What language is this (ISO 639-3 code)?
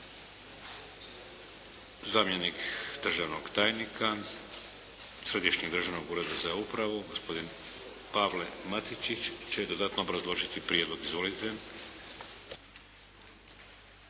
hrv